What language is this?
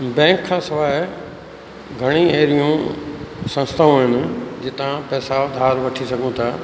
Sindhi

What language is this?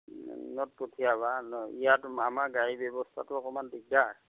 Assamese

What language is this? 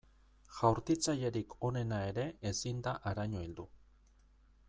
Basque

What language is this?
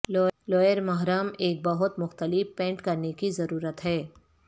Urdu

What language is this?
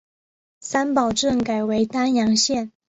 Chinese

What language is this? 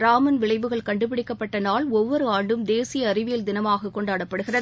Tamil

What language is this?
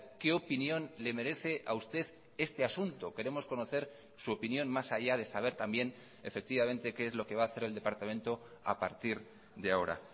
Spanish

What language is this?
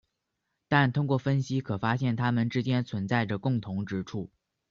Chinese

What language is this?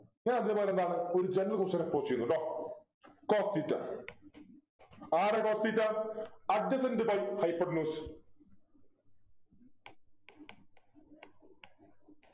Malayalam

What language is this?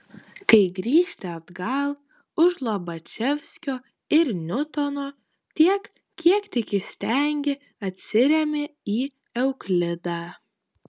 Lithuanian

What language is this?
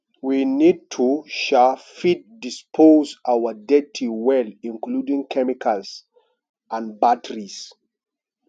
Nigerian Pidgin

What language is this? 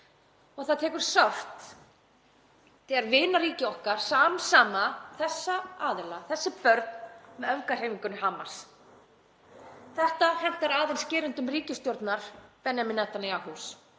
Icelandic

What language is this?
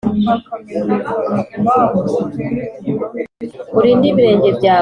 Kinyarwanda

